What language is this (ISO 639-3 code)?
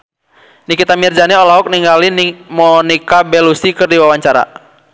sun